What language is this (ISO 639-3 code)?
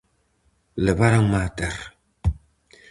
glg